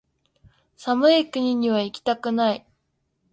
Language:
Japanese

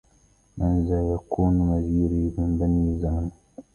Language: Arabic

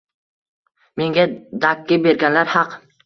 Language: Uzbek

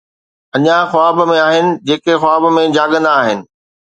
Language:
Sindhi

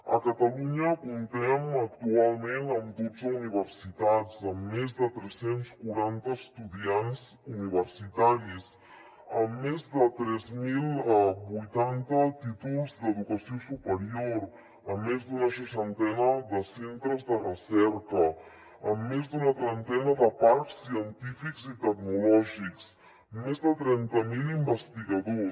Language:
Catalan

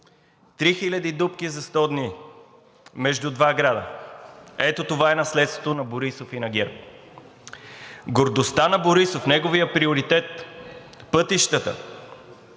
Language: Bulgarian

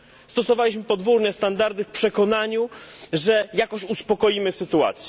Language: Polish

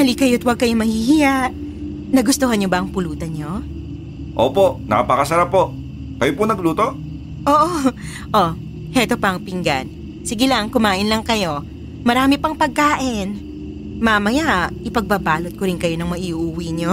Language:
Filipino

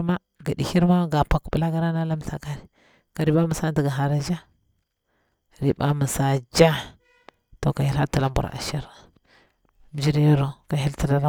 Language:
Bura-Pabir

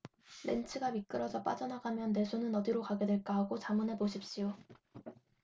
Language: Korean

